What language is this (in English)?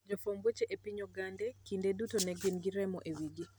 Luo (Kenya and Tanzania)